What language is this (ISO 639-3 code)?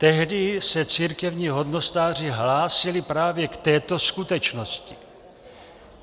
ces